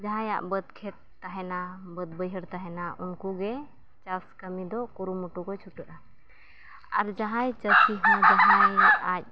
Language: Santali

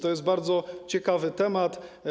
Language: Polish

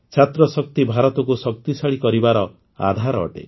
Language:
Odia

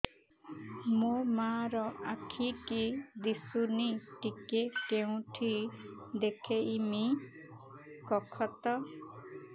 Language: Odia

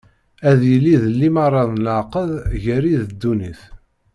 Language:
Kabyle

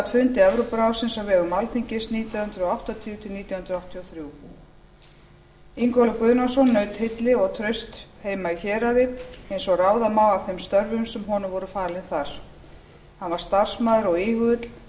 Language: Icelandic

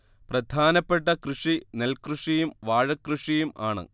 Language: Malayalam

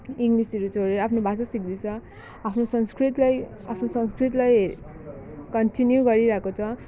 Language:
Nepali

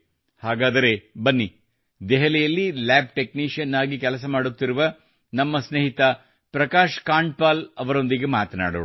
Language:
Kannada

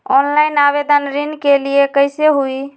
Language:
Magahi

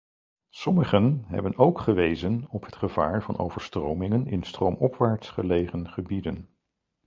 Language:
Dutch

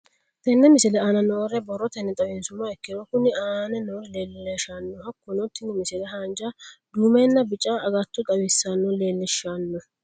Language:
Sidamo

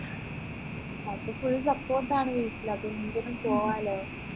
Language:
Malayalam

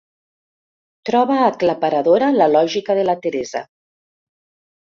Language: Catalan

